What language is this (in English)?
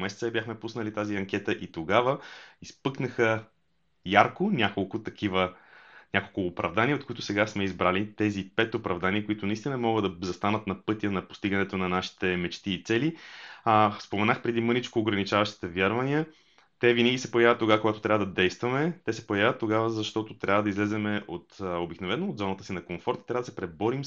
Bulgarian